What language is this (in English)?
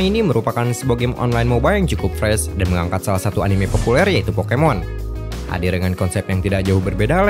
Indonesian